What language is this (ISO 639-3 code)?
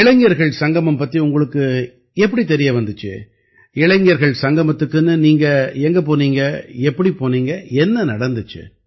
tam